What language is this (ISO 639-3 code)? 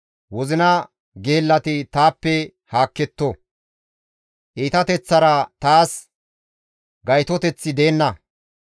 gmv